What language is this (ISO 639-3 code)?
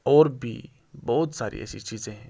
urd